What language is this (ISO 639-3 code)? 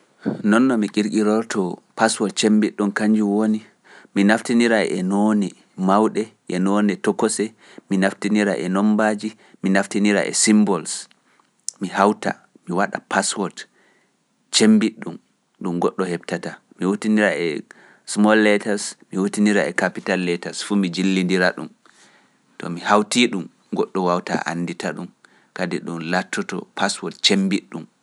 fuf